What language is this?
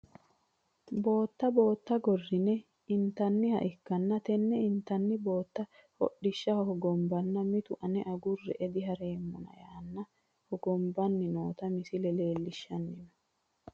Sidamo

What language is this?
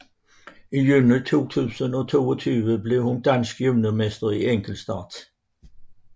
Danish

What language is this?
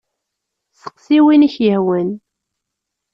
Kabyle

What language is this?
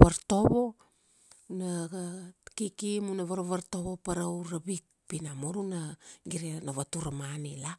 Kuanua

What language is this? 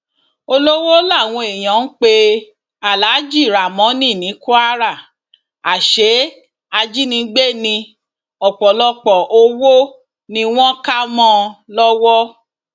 Yoruba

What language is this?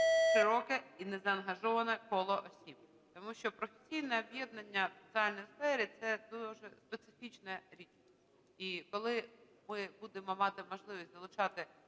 Ukrainian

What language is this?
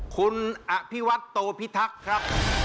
Thai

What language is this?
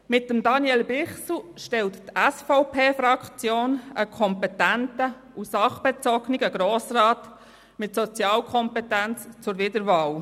Swiss German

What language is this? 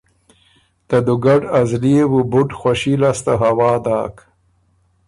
Ormuri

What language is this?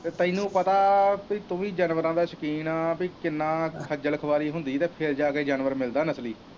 Punjabi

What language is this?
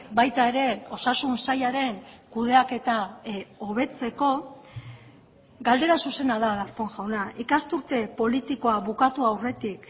Basque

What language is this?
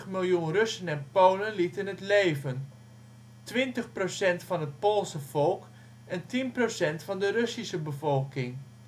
Dutch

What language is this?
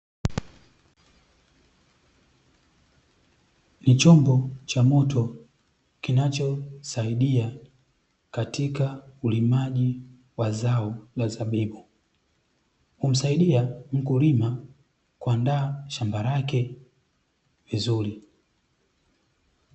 Swahili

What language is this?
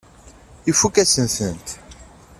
Kabyle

